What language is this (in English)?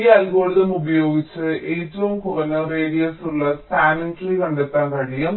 Malayalam